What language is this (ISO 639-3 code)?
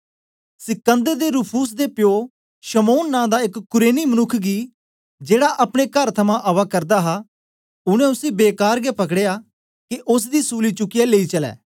doi